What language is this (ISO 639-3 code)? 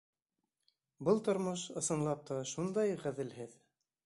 bak